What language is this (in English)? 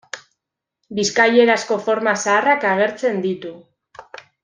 Basque